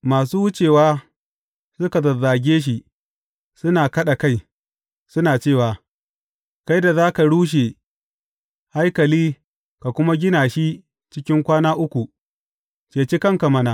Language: Hausa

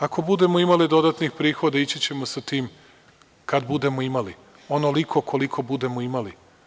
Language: Serbian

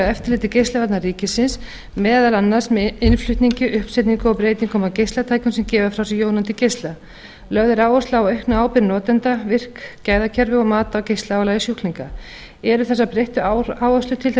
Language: Icelandic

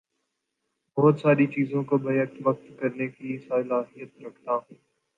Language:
Urdu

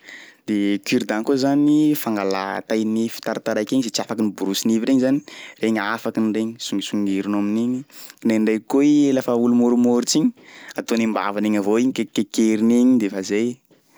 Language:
Sakalava Malagasy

